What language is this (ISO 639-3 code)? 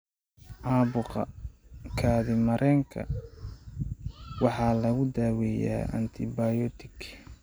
som